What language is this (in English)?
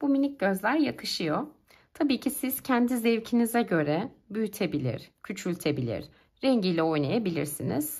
Turkish